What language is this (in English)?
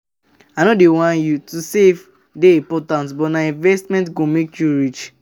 Nigerian Pidgin